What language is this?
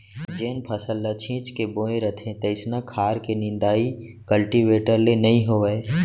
Chhattisgarhi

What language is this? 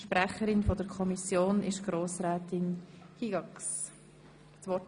Swiss German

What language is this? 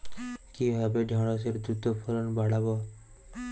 Bangla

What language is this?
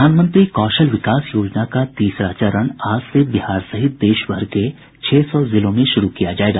Hindi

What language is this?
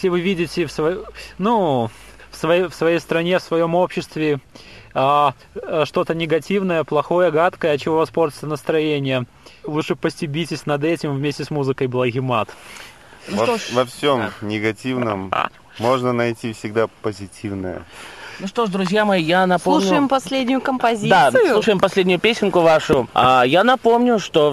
Russian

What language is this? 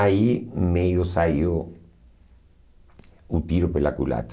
Portuguese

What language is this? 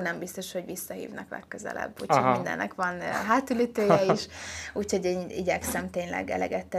Hungarian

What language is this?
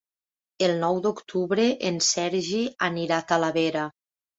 Catalan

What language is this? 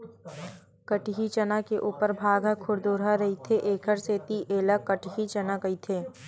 Chhattisgarhi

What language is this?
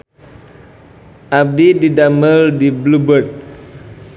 Sundanese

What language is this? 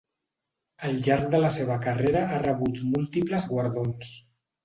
Catalan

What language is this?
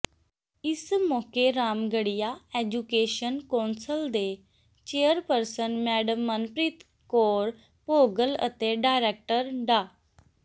Punjabi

